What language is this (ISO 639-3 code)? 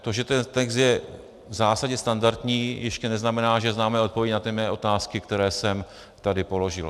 ces